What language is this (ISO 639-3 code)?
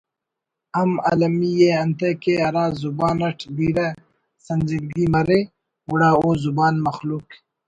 brh